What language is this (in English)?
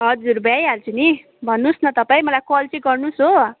Nepali